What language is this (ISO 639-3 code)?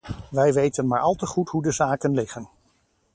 nld